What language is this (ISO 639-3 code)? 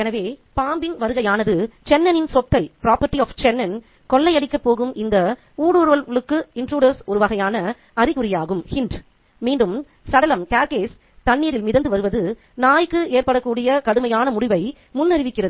tam